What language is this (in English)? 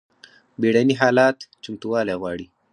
Pashto